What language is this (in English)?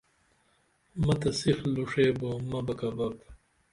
Dameli